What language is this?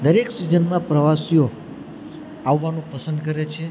Gujarati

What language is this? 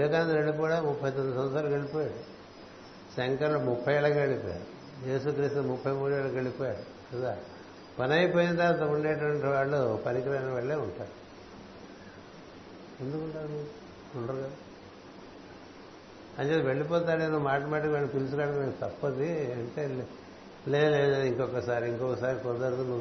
Telugu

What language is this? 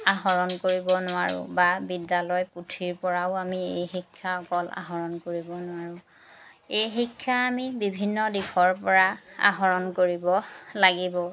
Assamese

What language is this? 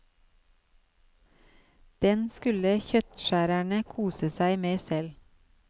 Norwegian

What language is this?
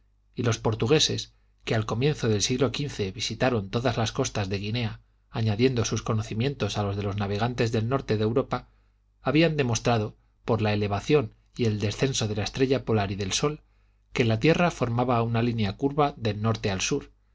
Spanish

